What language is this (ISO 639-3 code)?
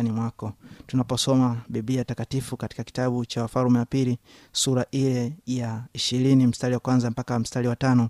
swa